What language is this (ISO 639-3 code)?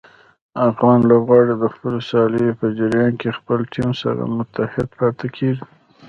pus